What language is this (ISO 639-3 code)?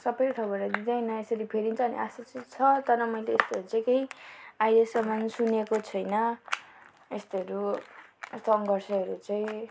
nep